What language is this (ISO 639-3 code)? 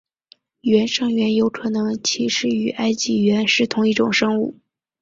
zho